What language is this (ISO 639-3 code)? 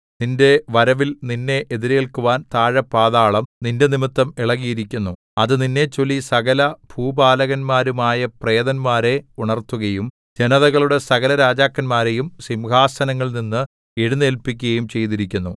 mal